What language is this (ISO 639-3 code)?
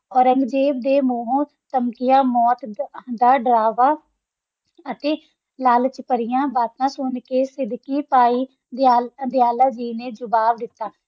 pan